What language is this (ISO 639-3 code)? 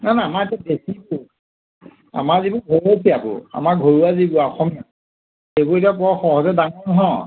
asm